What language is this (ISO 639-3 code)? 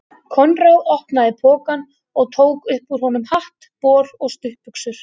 isl